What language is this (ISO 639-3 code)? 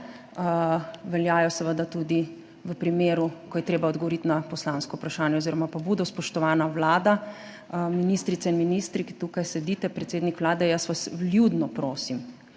slv